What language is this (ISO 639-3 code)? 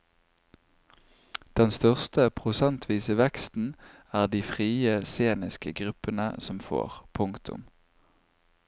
nor